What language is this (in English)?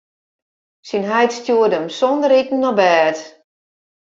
Western Frisian